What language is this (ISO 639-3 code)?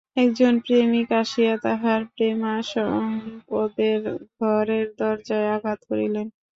ben